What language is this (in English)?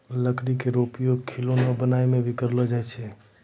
Maithili